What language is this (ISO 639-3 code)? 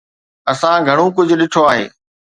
snd